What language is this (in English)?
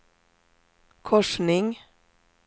Swedish